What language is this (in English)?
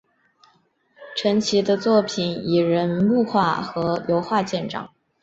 Chinese